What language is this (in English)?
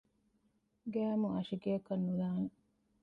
Divehi